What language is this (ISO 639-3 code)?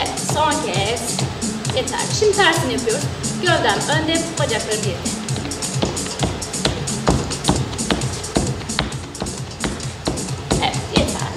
tur